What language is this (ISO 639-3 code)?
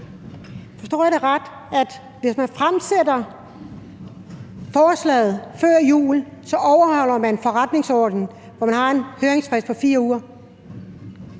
dan